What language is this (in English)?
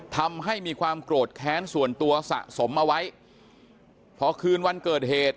Thai